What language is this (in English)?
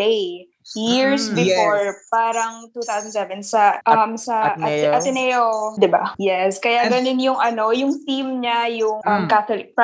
Filipino